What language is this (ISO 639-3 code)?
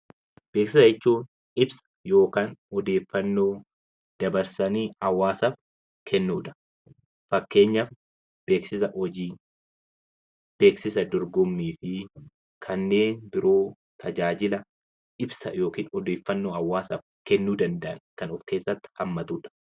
orm